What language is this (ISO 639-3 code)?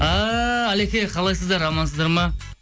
kaz